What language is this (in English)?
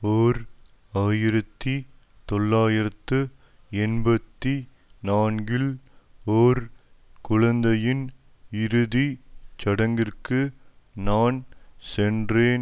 Tamil